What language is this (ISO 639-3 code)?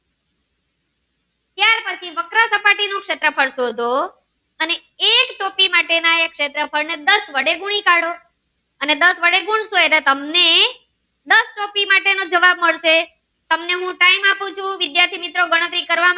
guj